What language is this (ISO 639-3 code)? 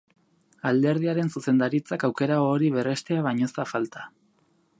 eus